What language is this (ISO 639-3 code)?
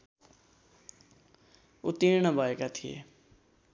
nep